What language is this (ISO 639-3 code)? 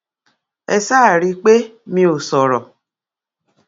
yor